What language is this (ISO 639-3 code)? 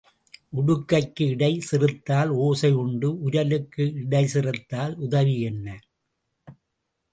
tam